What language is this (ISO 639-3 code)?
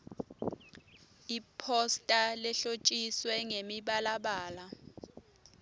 ssw